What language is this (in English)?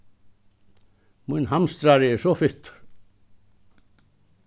Faroese